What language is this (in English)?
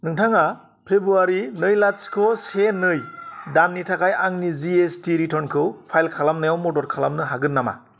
Bodo